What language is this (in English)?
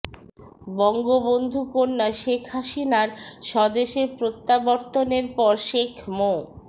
Bangla